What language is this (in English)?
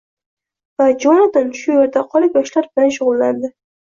Uzbek